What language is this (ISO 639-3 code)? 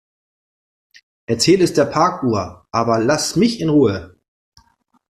deu